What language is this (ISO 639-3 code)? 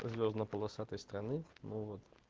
rus